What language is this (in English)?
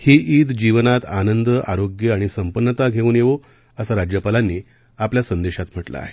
Marathi